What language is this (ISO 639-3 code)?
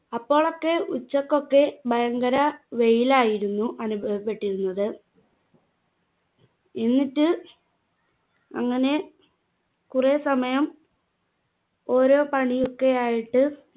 mal